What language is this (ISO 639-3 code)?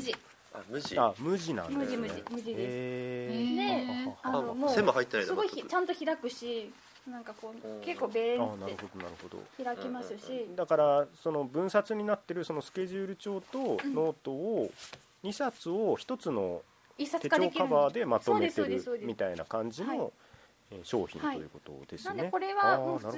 jpn